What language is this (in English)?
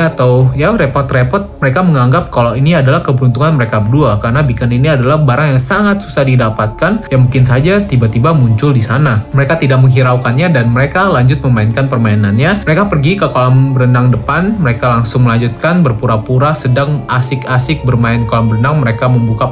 Indonesian